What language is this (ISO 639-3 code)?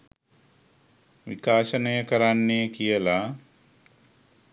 sin